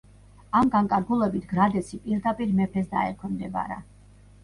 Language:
Georgian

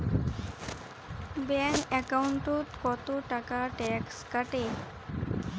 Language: Bangla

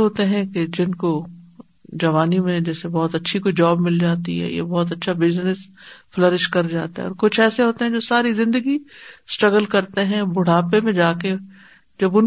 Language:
Urdu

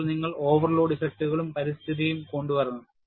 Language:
Malayalam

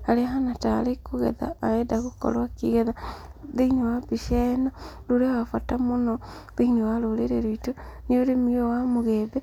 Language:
Kikuyu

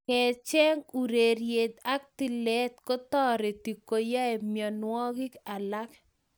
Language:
Kalenjin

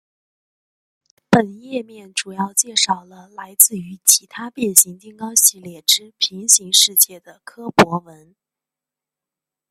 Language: Chinese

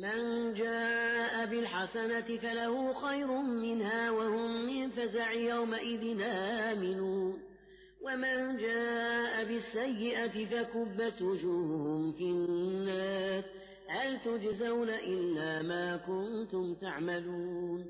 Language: Arabic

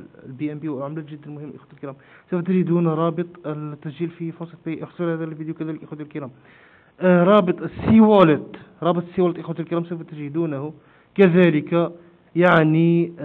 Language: Arabic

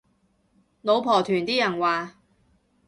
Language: Cantonese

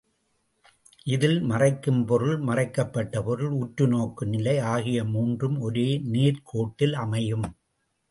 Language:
Tamil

